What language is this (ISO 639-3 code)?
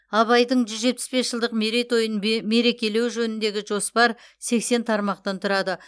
kaz